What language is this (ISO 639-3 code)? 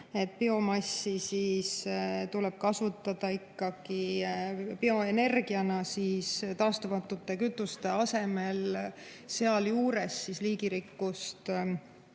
est